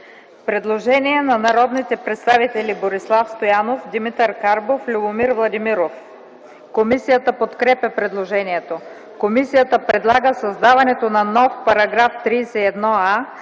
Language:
Bulgarian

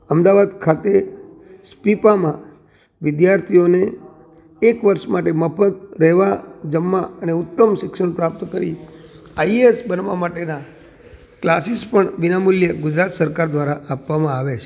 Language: Gujarati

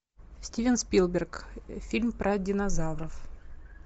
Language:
Russian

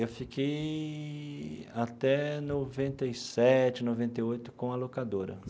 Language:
Portuguese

